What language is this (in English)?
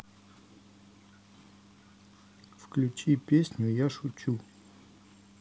Russian